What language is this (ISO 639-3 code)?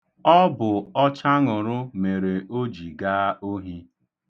ibo